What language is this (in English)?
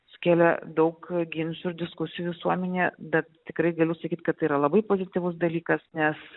Lithuanian